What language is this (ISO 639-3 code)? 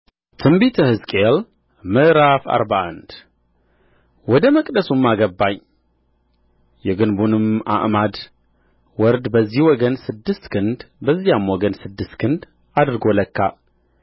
amh